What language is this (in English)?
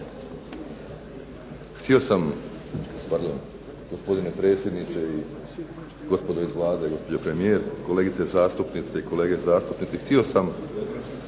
Croatian